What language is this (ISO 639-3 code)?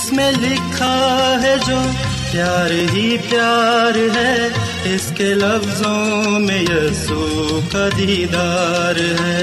urd